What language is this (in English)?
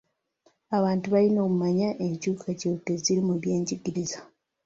Ganda